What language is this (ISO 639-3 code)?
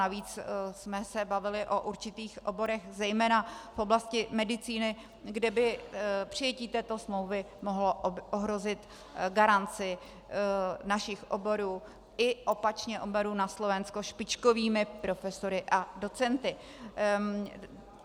ces